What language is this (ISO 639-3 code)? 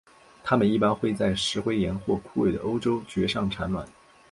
zho